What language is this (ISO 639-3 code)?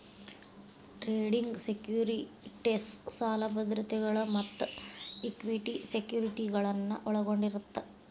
kan